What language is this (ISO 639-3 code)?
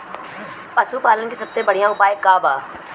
bho